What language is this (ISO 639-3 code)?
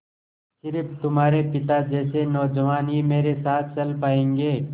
hin